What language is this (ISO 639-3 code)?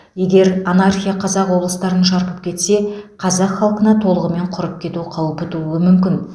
kaz